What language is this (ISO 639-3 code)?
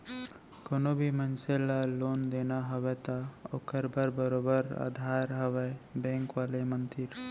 hne